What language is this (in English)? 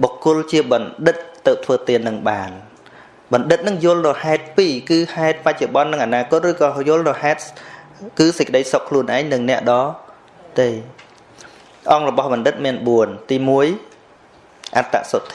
Vietnamese